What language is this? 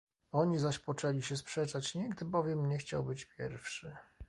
Polish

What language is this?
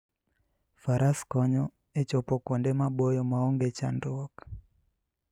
Luo (Kenya and Tanzania)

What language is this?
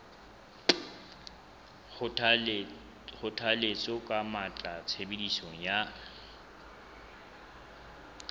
Southern Sotho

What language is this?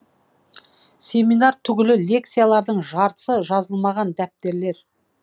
Kazakh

